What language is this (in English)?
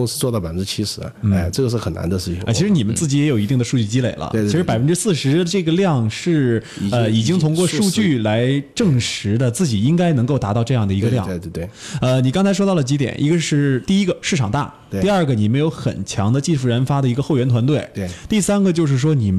Chinese